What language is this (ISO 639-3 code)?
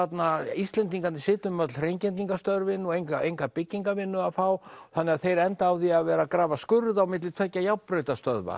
isl